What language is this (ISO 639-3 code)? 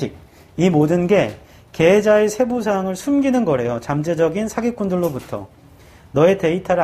kor